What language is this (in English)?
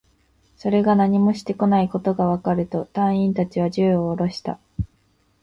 Japanese